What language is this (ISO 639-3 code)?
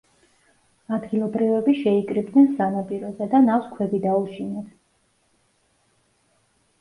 kat